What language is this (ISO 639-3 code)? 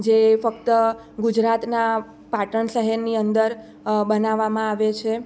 guj